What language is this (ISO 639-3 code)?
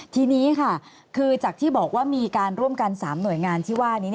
tha